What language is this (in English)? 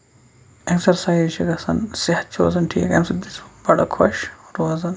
Kashmiri